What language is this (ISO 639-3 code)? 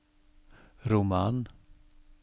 nor